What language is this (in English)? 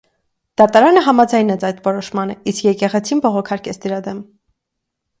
Armenian